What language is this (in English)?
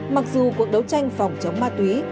Vietnamese